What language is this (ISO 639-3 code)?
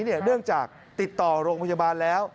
tha